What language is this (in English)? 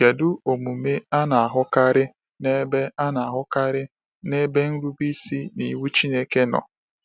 Igbo